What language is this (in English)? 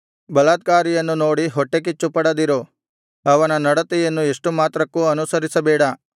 Kannada